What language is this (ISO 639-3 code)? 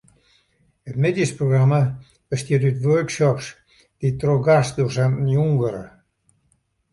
fry